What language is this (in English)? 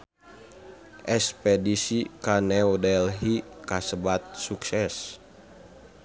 Sundanese